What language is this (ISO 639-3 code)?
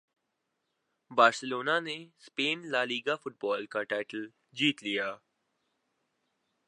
urd